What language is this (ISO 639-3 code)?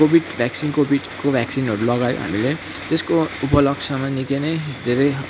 nep